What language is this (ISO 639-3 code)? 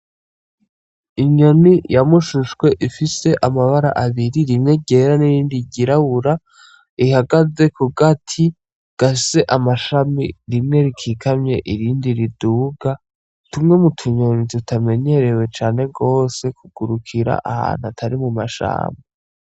run